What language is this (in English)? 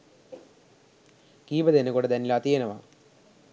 Sinhala